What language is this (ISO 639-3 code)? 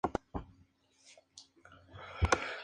spa